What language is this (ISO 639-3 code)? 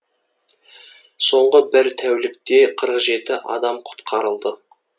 kaz